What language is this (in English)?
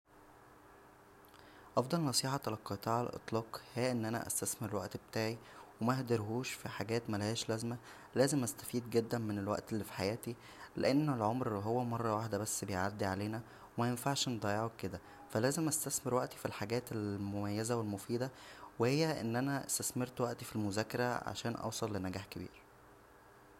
Egyptian Arabic